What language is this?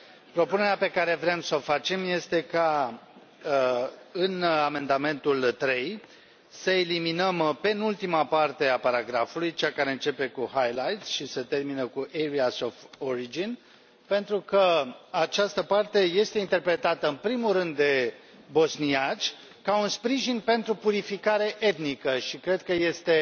Romanian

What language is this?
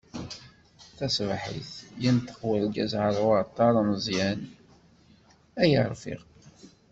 Kabyle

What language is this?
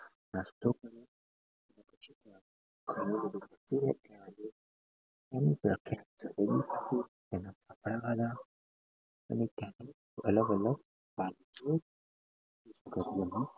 Gujarati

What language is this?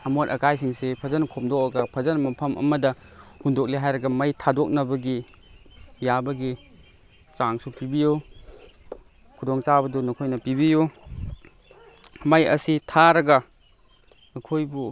Manipuri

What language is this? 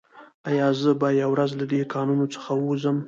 Pashto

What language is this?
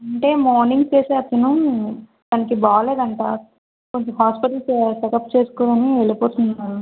Telugu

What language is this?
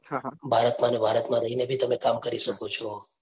Gujarati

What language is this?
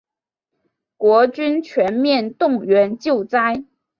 Chinese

